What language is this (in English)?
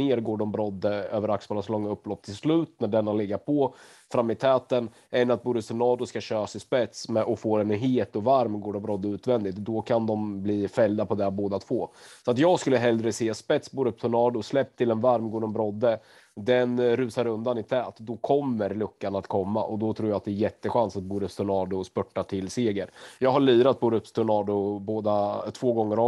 Swedish